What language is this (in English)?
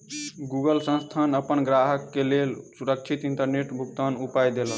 Maithili